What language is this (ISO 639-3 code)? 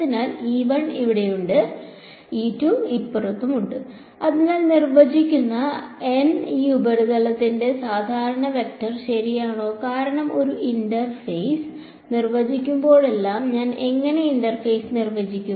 mal